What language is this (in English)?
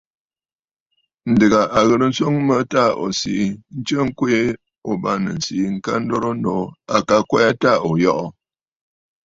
Bafut